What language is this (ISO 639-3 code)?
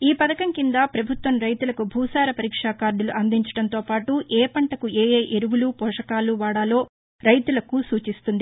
tel